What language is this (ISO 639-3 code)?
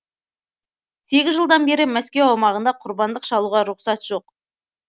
kaz